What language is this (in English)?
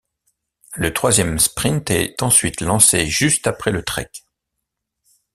French